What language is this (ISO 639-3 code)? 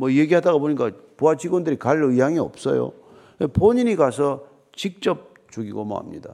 kor